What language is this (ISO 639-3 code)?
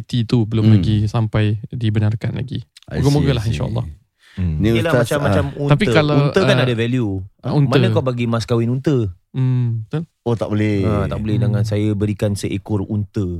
msa